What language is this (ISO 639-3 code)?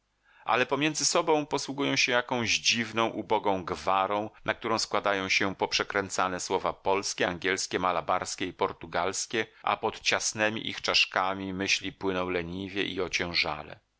pol